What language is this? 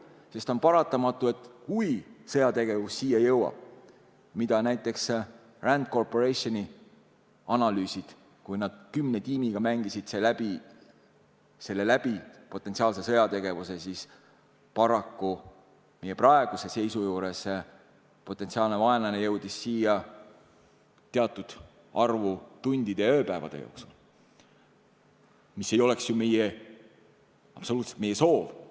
Estonian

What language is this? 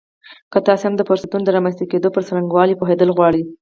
Pashto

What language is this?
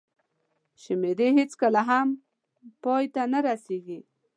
Pashto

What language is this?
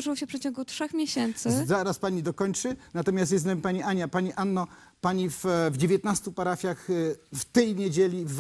Polish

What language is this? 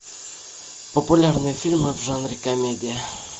Russian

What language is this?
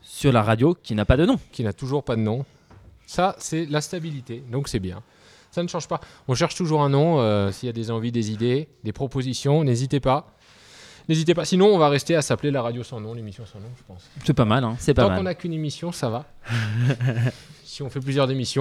French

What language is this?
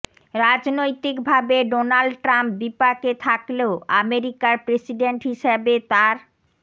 Bangla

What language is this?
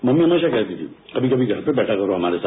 Hindi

